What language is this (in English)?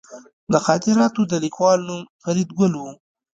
Pashto